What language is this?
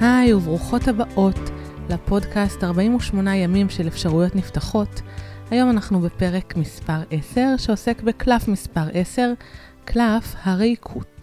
Hebrew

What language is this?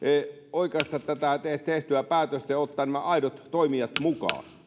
Finnish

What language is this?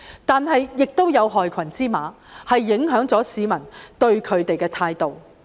Cantonese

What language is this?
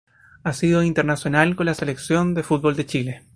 Spanish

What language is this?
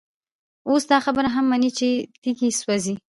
Pashto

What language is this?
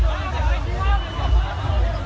Thai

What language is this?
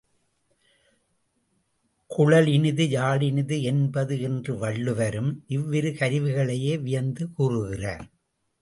Tamil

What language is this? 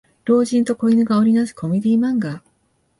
Japanese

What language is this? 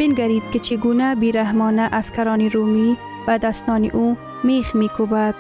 Persian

